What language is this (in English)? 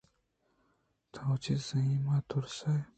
Eastern Balochi